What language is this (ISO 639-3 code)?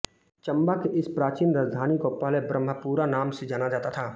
hin